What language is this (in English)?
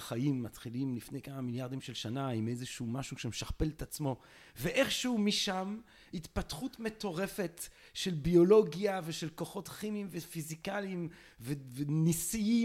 Hebrew